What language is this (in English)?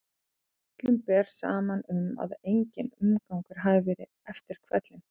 Icelandic